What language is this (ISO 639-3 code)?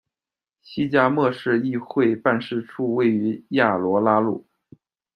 zho